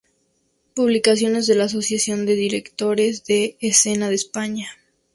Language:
Spanish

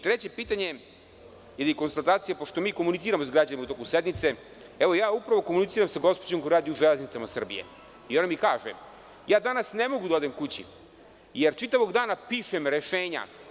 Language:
Serbian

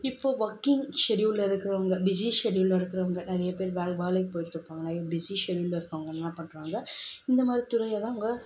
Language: Tamil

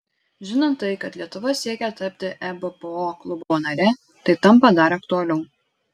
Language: Lithuanian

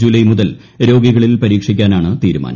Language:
Malayalam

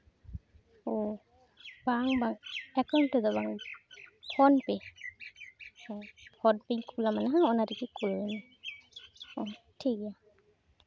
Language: Santali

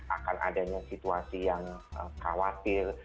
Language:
Indonesian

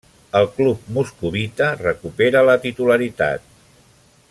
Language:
Catalan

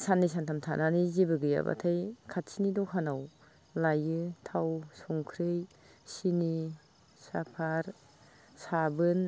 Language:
Bodo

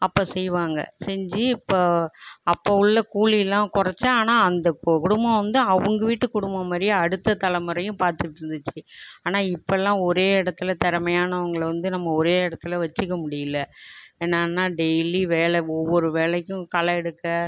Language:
Tamil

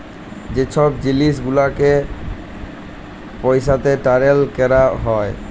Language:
Bangla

